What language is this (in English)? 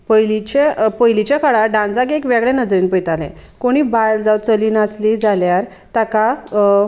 Konkani